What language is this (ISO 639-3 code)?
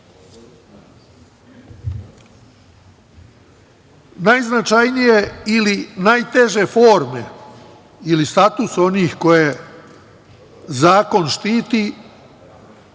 srp